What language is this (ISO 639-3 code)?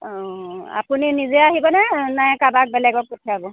asm